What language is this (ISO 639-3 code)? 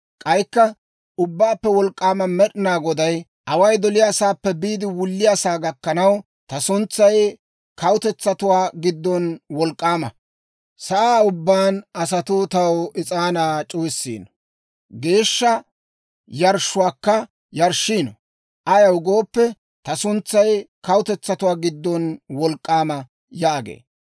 dwr